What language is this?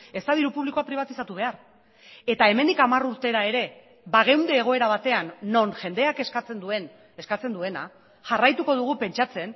Basque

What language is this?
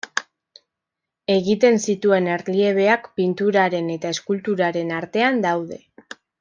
Basque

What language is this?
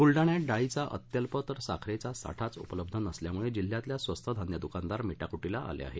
Marathi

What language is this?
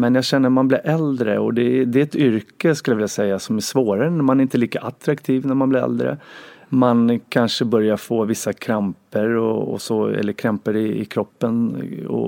Swedish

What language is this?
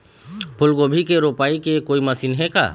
Chhattisgarhi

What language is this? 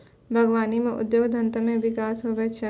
Maithili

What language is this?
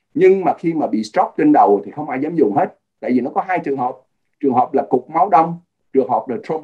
Vietnamese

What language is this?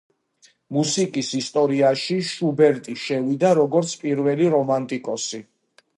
Georgian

